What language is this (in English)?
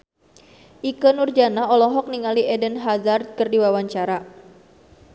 Sundanese